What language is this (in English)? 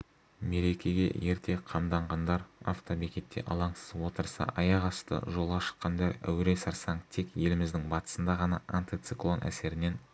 Kazakh